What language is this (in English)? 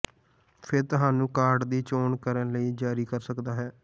Punjabi